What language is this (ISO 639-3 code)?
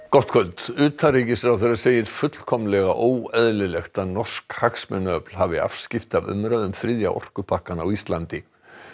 isl